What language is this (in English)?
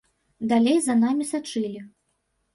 Belarusian